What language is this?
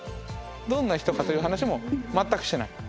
Japanese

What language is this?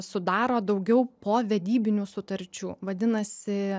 Lithuanian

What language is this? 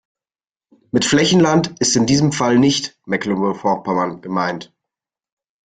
German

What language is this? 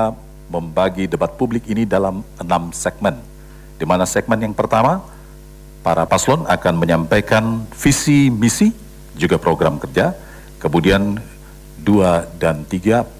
Indonesian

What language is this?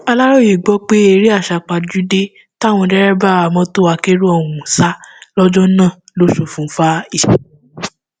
Yoruba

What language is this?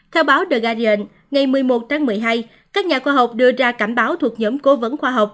Vietnamese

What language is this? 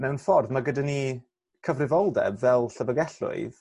Welsh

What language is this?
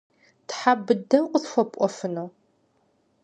Kabardian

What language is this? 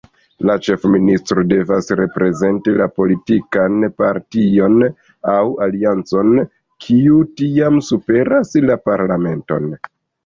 Esperanto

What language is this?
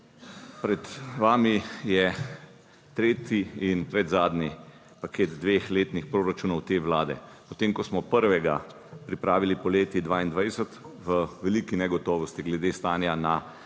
Slovenian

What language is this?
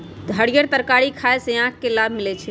Magahi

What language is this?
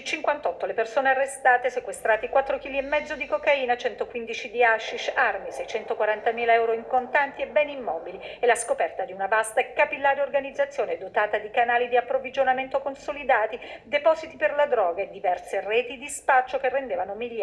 Italian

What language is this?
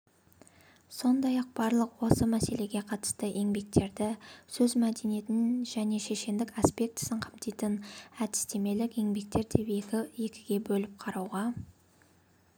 Kazakh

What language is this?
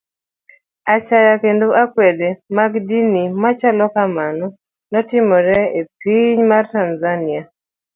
Luo (Kenya and Tanzania)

